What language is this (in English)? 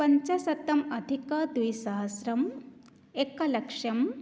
Sanskrit